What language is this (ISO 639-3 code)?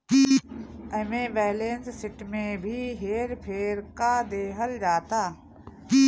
bho